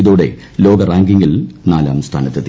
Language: Malayalam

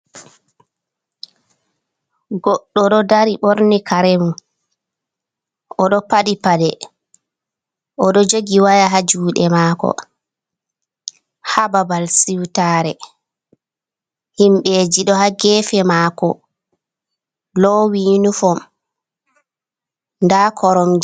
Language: Fula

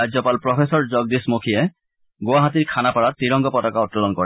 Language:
Assamese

